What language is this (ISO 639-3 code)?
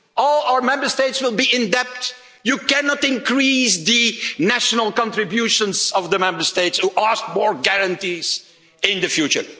eng